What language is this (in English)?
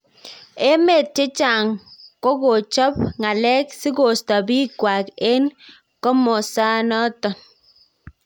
Kalenjin